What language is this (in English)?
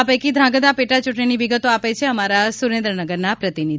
Gujarati